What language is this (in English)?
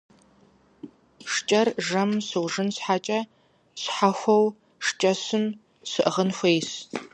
Kabardian